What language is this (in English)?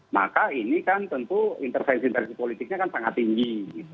Indonesian